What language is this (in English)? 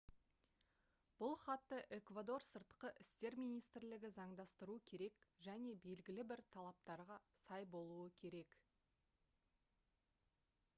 Kazakh